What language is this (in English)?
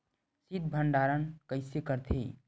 Chhattisgarhi